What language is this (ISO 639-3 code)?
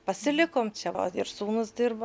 lit